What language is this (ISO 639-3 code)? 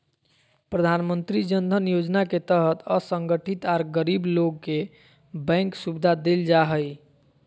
mag